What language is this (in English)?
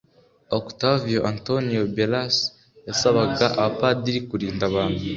Kinyarwanda